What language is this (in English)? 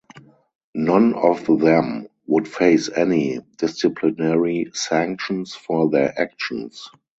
English